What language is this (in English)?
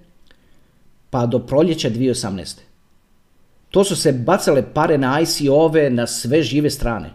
Croatian